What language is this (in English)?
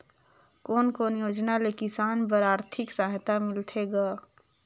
Chhattisgarhi